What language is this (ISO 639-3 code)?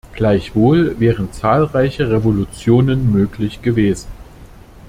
deu